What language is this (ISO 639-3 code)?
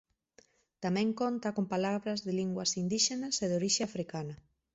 glg